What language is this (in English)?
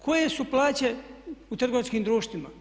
Croatian